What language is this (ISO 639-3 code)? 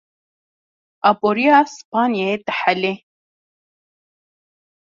kur